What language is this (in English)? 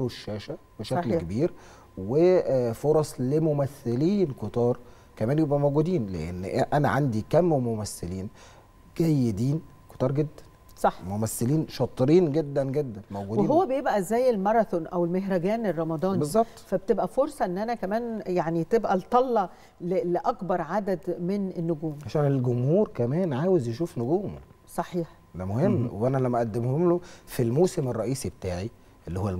Arabic